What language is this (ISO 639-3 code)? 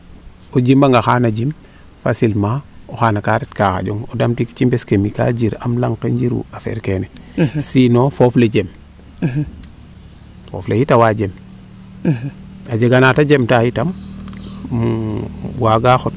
srr